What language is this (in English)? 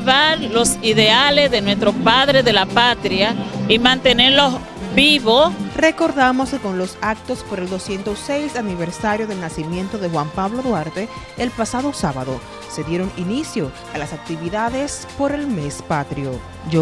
Spanish